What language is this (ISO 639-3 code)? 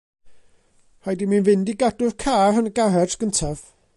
cym